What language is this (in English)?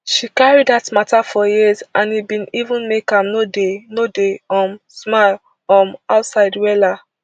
Nigerian Pidgin